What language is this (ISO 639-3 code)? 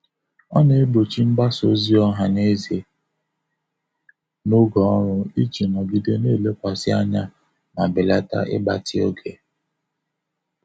ibo